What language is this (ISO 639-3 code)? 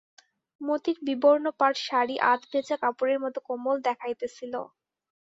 ben